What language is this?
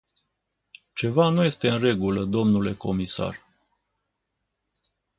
Romanian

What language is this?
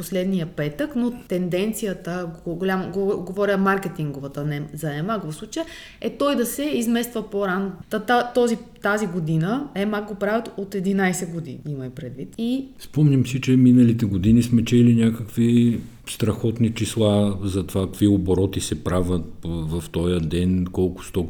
Bulgarian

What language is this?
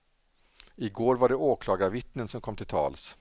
Swedish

